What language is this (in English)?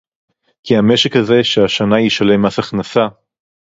Hebrew